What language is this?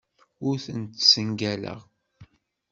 Kabyle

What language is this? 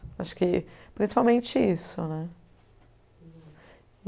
Portuguese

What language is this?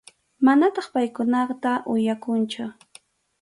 Arequipa-La Unión Quechua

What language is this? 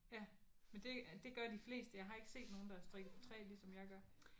Danish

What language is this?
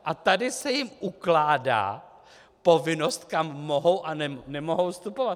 Czech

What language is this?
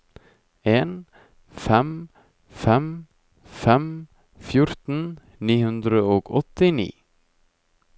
Norwegian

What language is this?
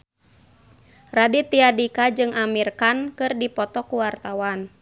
Sundanese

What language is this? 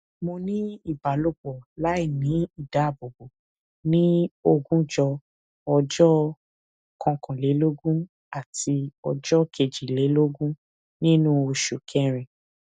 Yoruba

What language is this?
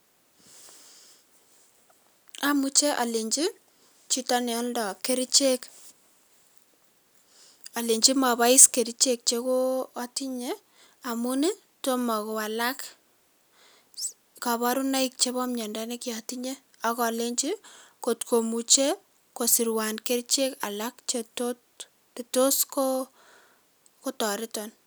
Kalenjin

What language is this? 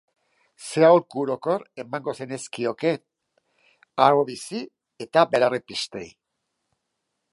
Basque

